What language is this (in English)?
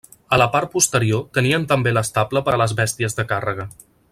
Catalan